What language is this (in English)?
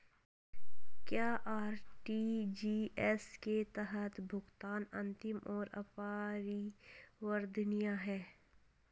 Hindi